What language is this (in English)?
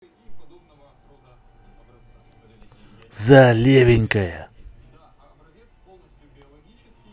Russian